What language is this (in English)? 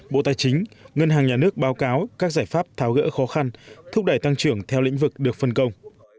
Vietnamese